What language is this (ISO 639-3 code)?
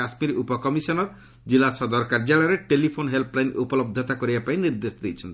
ori